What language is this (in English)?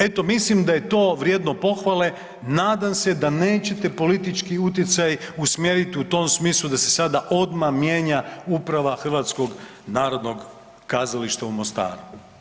Croatian